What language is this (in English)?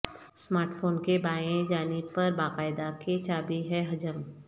Urdu